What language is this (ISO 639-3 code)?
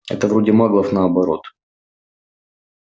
rus